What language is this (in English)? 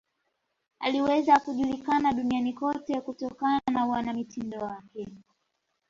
Swahili